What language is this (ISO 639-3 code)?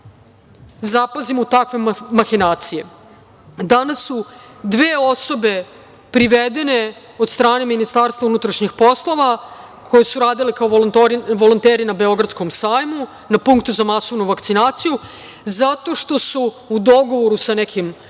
srp